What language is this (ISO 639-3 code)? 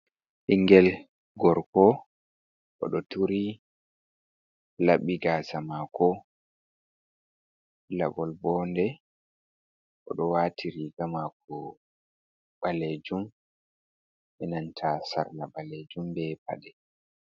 ful